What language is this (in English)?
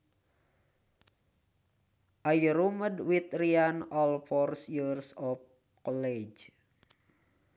Sundanese